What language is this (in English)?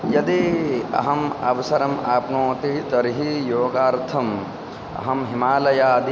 Sanskrit